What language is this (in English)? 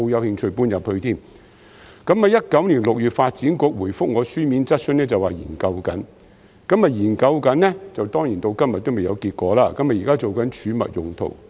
Cantonese